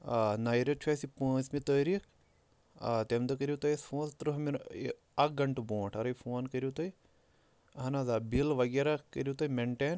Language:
Kashmiri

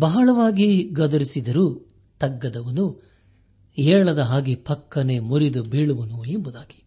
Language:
Kannada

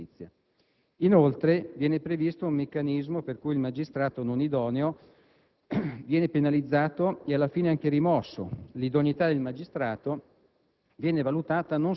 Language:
Italian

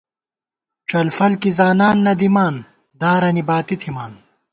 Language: Gawar-Bati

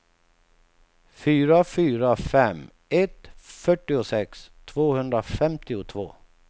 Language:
Swedish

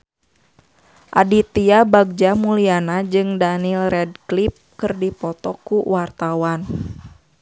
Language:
Sundanese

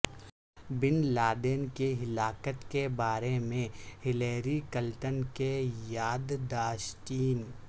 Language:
Urdu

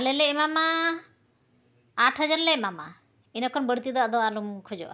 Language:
Santali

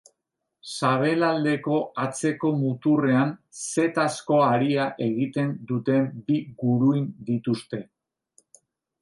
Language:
Basque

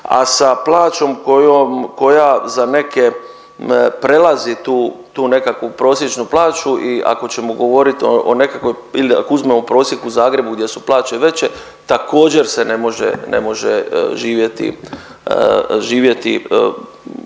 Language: Croatian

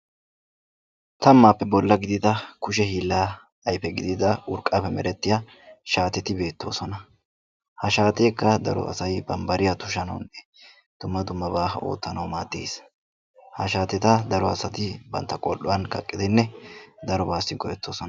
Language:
Wolaytta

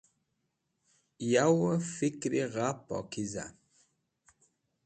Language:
Wakhi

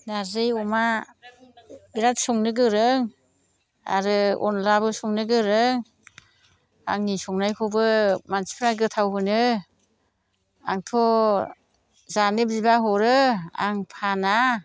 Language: Bodo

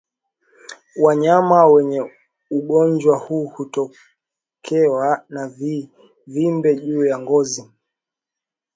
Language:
Swahili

